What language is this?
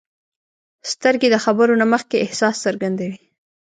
Pashto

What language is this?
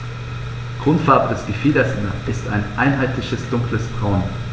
German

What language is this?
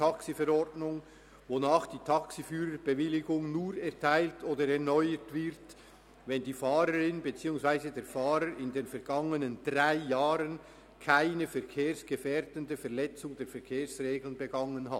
Swiss German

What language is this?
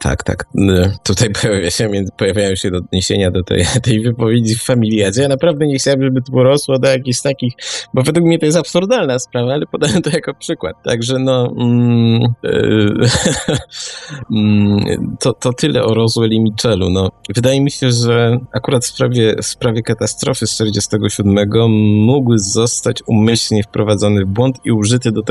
Polish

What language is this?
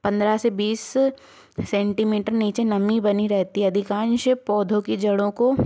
Hindi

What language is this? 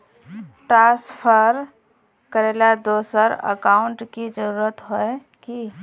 Magahi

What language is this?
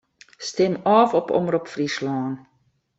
Western Frisian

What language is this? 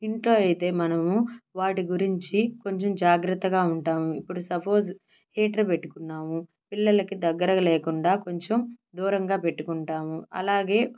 Telugu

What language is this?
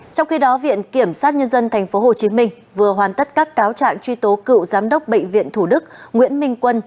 Vietnamese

